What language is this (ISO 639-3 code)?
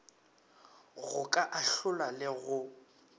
nso